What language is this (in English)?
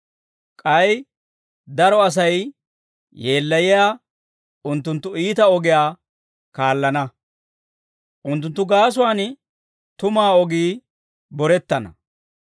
Dawro